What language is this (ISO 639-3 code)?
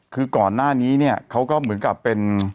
tha